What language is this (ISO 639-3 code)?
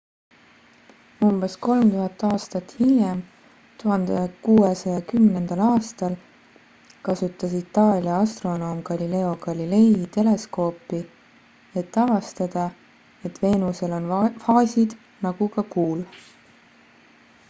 est